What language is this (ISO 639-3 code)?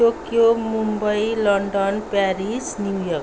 nep